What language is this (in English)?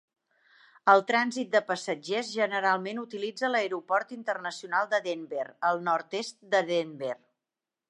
Catalan